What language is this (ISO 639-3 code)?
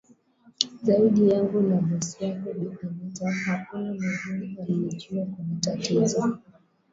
swa